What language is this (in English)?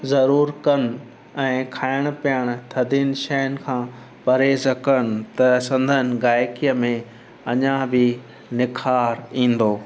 Sindhi